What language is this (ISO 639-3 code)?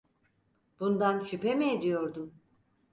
tur